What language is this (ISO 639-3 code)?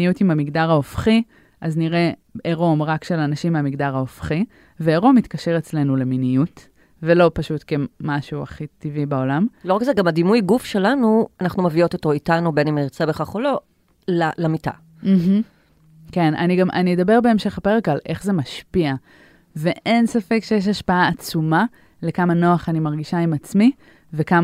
heb